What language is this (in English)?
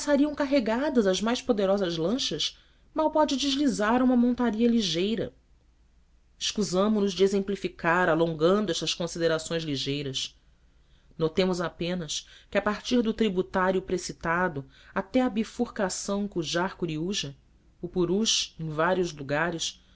Portuguese